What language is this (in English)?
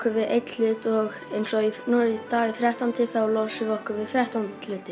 Icelandic